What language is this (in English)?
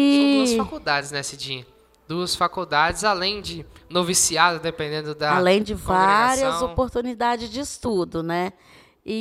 Portuguese